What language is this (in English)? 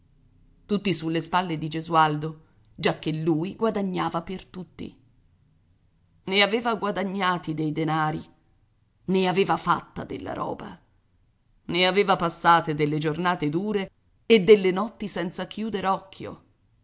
Italian